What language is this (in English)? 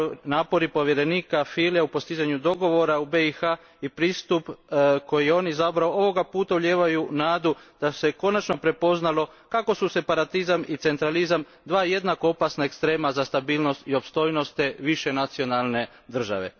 Croatian